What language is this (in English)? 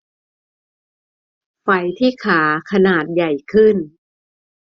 Thai